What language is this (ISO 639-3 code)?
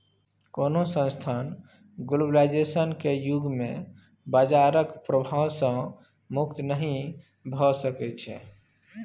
mai